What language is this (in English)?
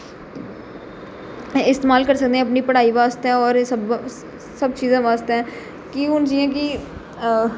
Dogri